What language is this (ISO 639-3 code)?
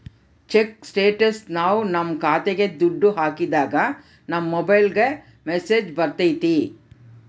kan